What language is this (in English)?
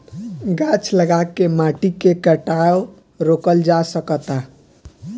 Bhojpuri